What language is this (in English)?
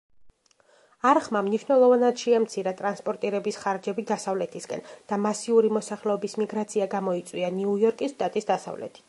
Georgian